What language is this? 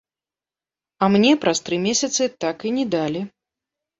Belarusian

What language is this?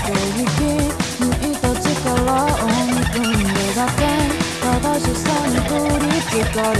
Korean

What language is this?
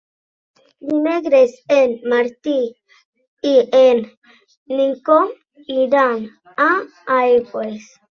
Catalan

